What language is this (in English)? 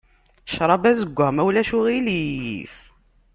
Kabyle